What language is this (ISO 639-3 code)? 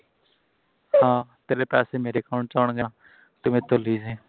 pan